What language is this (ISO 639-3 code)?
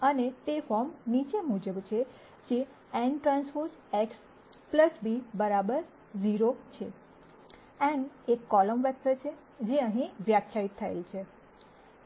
guj